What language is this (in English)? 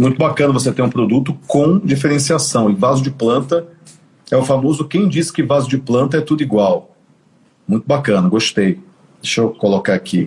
Portuguese